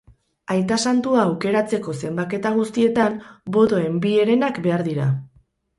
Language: Basque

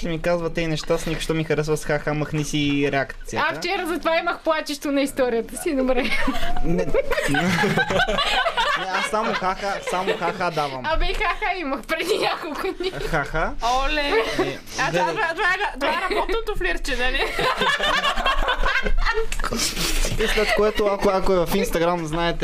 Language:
Bulgarian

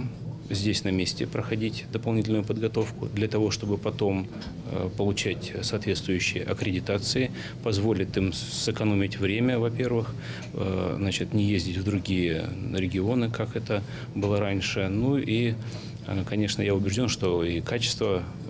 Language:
Russian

